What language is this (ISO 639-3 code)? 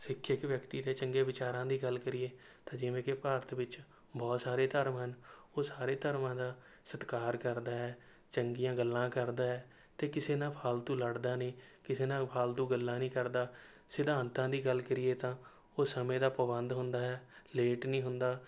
pan